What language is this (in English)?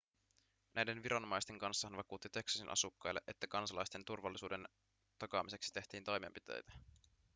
Finnish